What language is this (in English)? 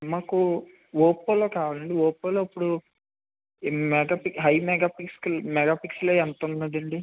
Telugu